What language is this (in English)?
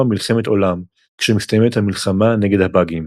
Hebrew